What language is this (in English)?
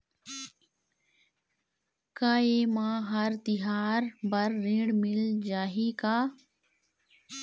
Chhattisgarhi